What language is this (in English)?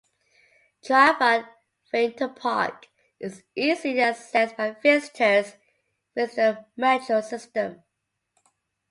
English